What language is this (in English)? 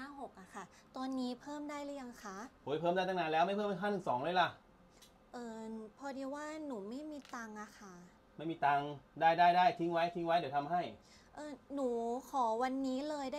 Thai